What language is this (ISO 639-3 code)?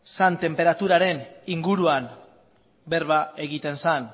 eus